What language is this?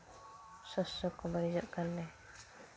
Santali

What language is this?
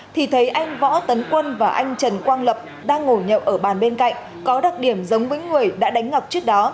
Vietnamese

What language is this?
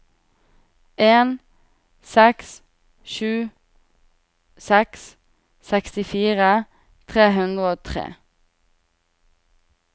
Norwegian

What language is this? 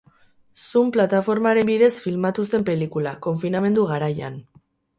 Basque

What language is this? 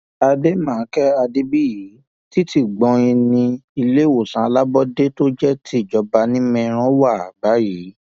Yoruba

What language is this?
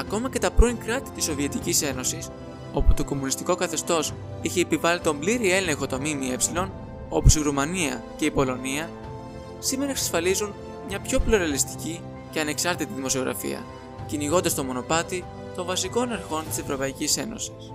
Greek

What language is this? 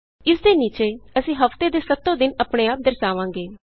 Punjabi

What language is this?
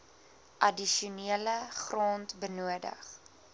Afrikaans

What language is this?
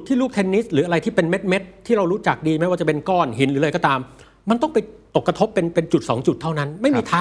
Thai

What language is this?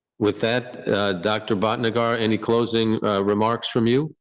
English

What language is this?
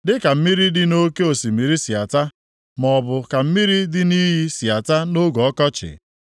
Igbo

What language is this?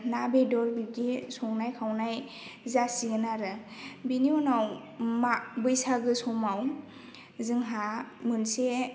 Bodo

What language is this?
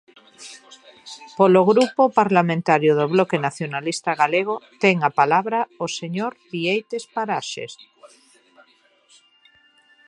Galician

